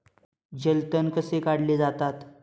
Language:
Marathi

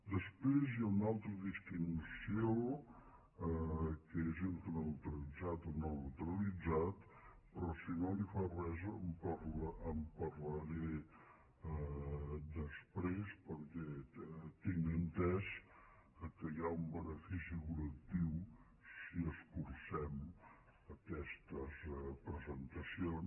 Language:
Catalan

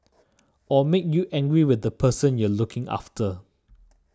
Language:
English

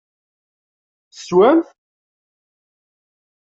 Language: Kabyle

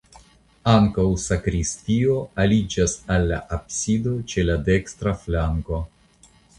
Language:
Esperanto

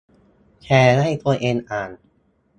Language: Thai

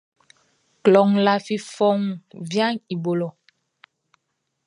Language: Baoulé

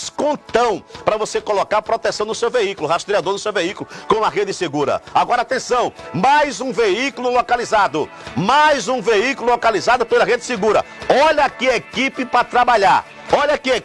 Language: Portuguese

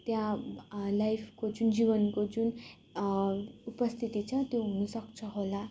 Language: Nepali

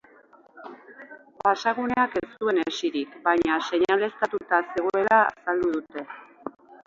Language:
Basque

